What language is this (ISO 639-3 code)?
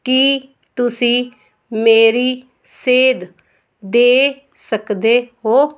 pan